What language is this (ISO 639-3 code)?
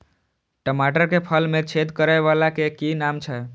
mai